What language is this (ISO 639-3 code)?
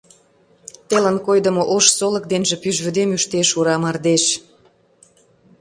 chm